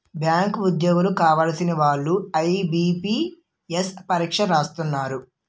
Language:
Telugu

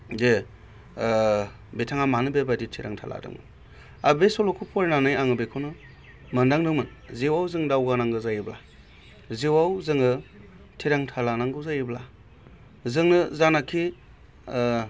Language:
Bodo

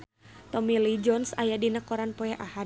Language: Sundanese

